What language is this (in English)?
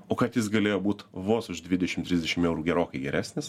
Lithuanian